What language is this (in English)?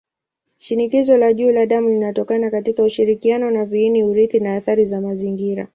Swahili